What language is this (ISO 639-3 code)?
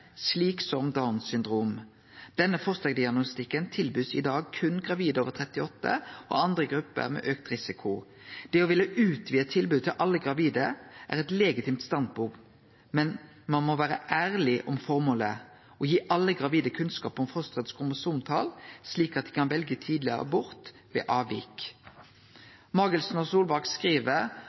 nno